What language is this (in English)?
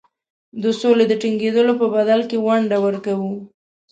Pashto